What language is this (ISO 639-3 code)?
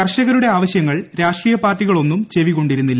mal